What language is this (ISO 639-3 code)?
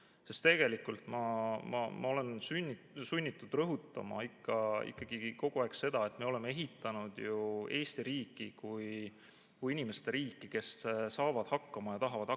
est